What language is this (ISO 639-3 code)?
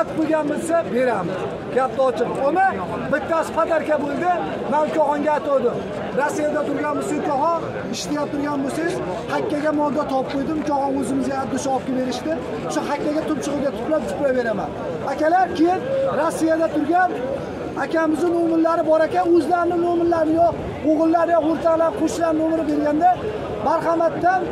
tur